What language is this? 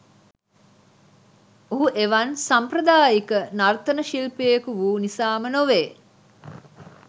Sinhala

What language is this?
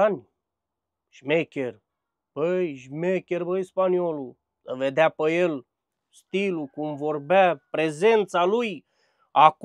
Romanian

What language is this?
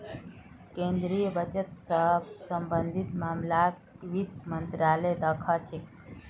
Magahi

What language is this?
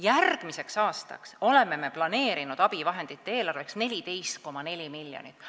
Estonian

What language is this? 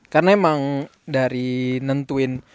Indonesian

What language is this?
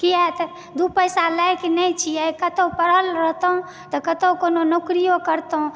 Maithili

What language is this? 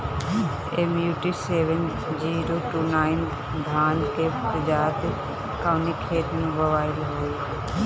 Bhojpuri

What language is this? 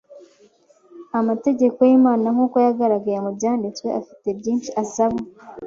Kinyarwanda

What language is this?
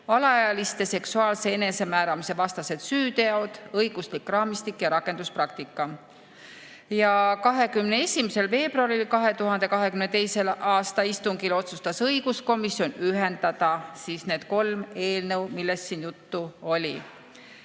Estonian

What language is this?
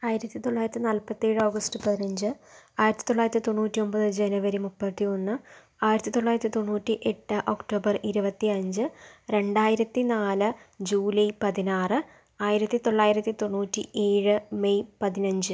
Malayalam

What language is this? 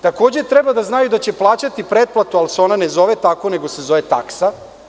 Serbian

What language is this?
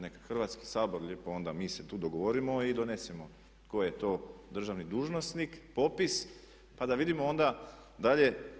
Croatian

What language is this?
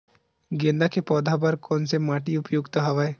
Chhattisgarhi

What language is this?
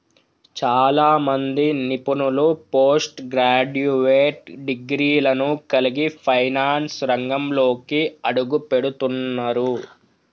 Telugu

